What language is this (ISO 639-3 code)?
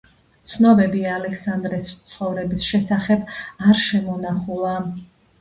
kat